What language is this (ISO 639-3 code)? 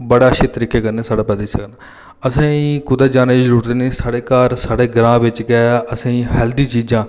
doi